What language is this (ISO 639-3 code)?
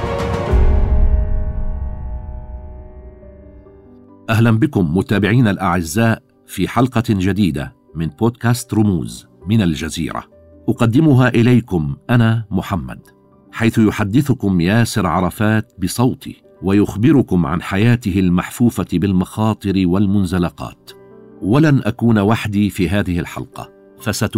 ara